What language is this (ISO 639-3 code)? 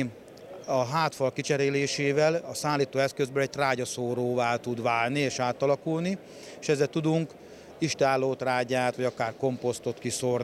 hun